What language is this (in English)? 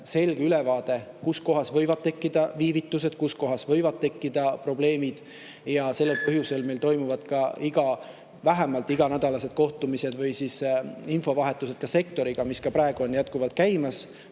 Estonian